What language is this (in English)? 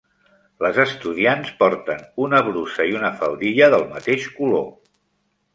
Catalan